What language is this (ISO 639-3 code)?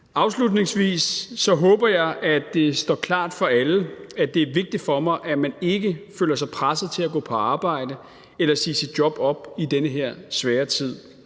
dan